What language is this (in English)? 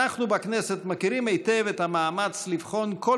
Hebrew